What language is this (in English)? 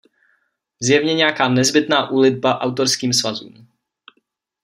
Czech